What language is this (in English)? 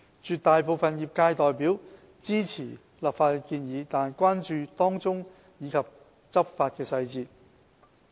Cantonese